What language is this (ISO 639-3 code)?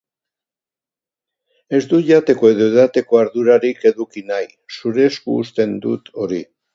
eus